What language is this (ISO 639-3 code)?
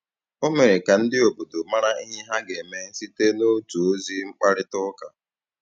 ibo